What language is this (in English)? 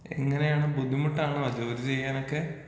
Malayalam